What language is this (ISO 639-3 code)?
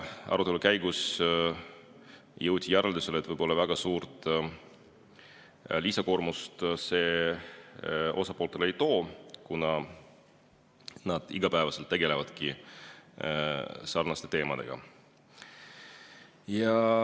est